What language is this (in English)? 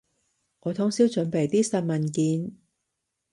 Cantonese